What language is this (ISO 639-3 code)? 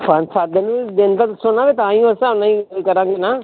pan